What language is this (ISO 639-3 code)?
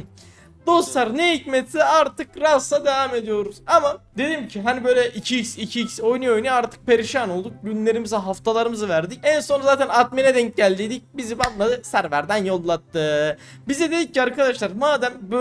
tur